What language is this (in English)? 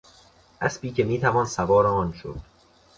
Persian